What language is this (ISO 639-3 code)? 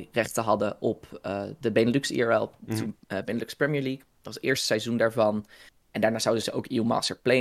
nld